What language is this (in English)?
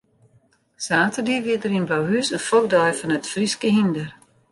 Western Frisian